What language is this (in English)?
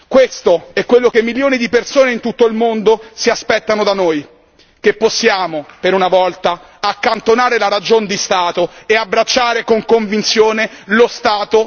Italian